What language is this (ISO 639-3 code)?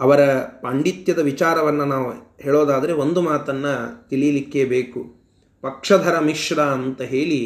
kan